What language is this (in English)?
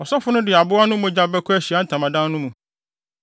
Akan